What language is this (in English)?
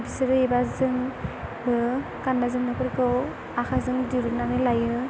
Bodo